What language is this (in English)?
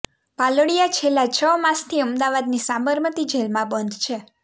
Gujarati